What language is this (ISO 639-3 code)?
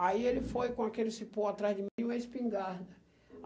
por